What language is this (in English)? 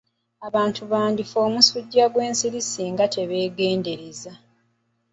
Ganda